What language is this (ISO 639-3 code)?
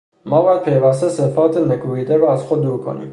fas